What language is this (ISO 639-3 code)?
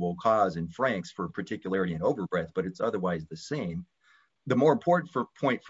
eng